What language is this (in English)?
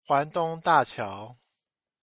Chinese